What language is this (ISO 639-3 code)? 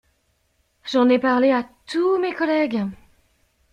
fra